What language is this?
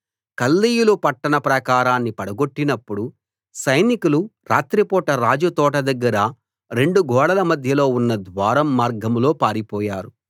Telugu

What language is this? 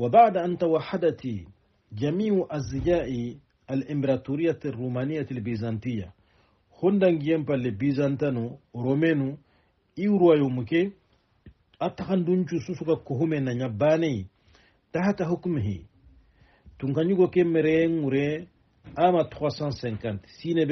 Arabic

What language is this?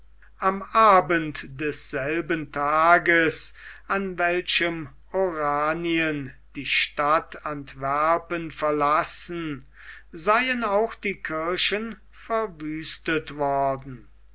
German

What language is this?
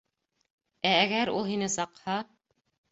Bashkir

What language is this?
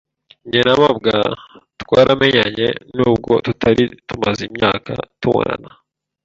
Kinyarwanda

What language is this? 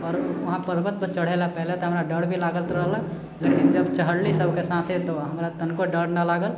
Maithili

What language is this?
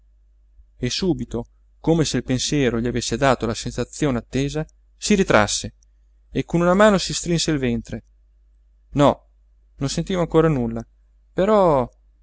Italian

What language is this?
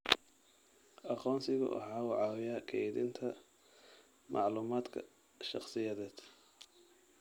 Somali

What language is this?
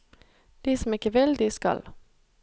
Norwegian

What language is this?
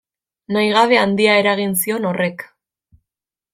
Basque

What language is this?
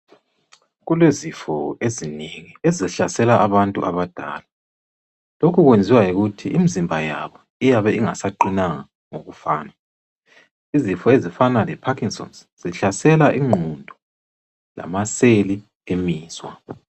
North Ndebele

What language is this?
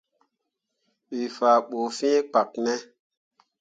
Mundang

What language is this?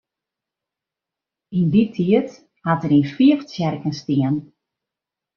Western Frisian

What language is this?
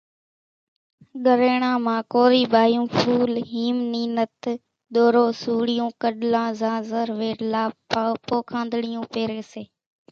Kachi Koli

